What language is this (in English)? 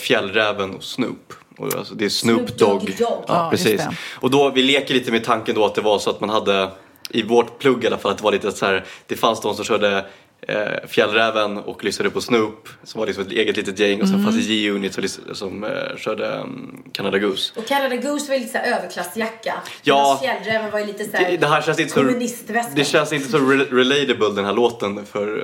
Swedish